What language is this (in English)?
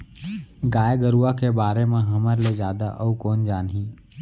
Chhattisgarhi